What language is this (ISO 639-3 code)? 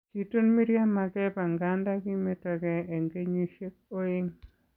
kln